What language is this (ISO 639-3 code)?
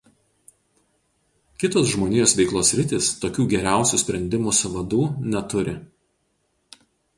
lit